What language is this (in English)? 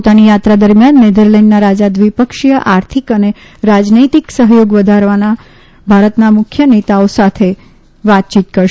Gujarati